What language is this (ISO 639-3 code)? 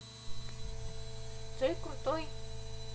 rus